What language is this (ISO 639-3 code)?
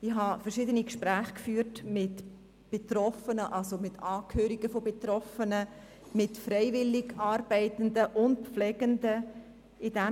gsw